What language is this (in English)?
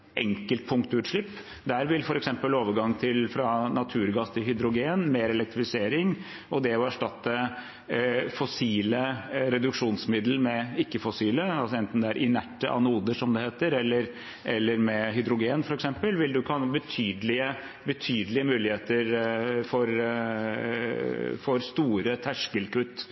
Norwegian Bokmål